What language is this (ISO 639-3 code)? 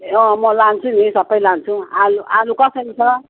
nep